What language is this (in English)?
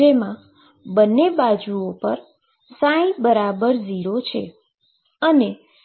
Gujarati